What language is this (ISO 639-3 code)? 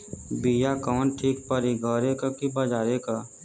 bho